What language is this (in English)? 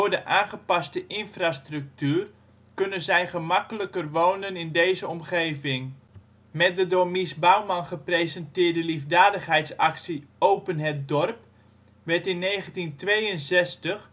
Dutch